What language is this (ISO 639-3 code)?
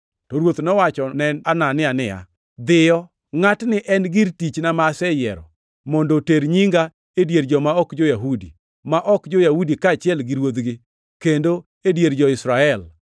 luo